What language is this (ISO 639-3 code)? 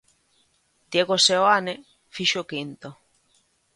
glg